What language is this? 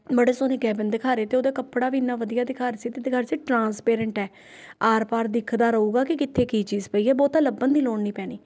Punjabi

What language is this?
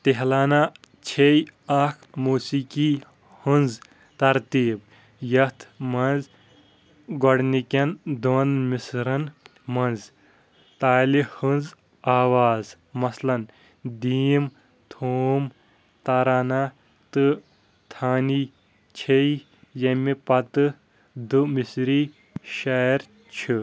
Kashmiri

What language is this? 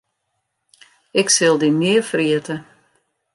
Western Frisian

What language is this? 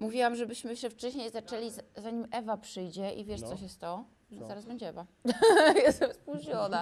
Polish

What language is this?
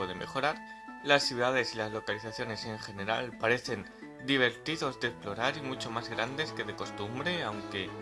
Spanish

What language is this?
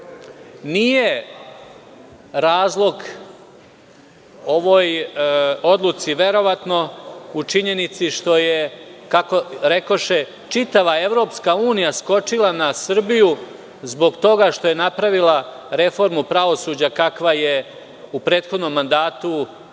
Serbian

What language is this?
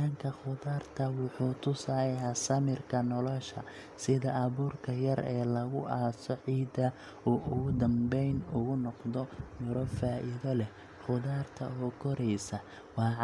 Somali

